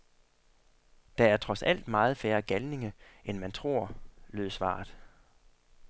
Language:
Danish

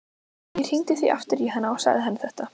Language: Icelandic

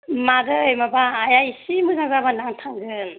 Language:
Bodo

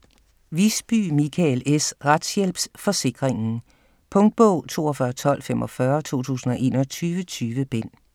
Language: Danish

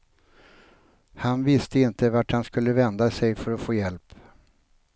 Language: Swedish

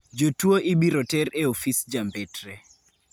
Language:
Luo (Kenya and Tanzania)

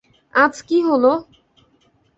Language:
Bangla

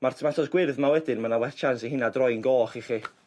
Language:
Welsh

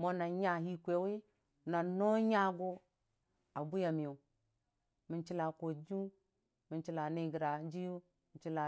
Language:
Dijim-Bwilim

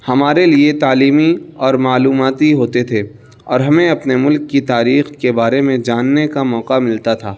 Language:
Urdu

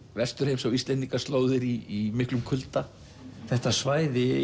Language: Icelandic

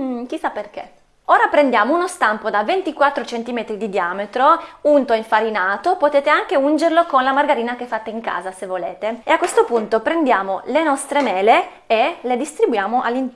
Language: Italian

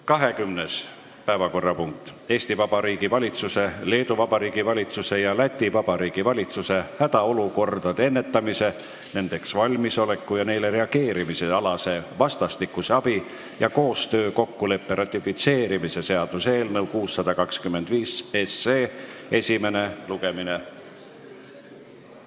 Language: Estonian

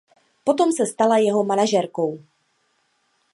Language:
Czech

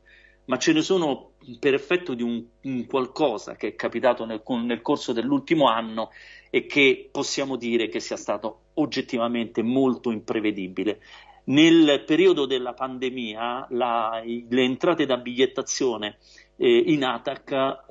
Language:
Italian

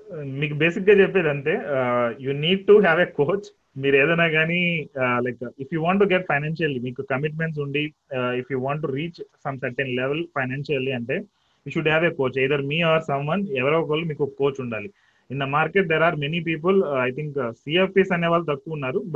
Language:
Telugu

